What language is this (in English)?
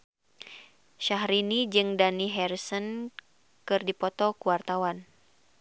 Sundanese